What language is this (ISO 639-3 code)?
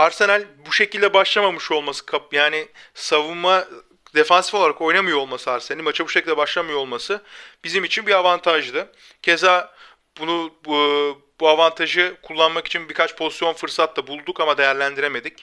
tur